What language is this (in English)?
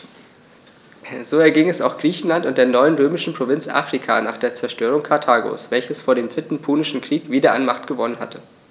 German